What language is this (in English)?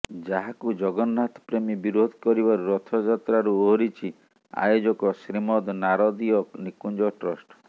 Odia